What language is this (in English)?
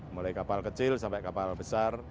Indonesian